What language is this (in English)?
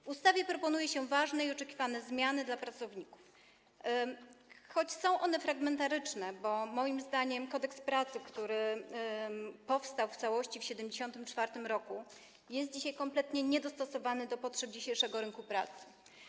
Polish